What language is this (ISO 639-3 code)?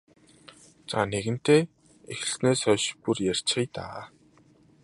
mon